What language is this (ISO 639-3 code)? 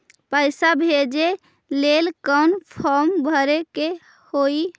mag